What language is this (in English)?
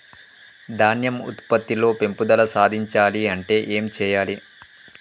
Telugu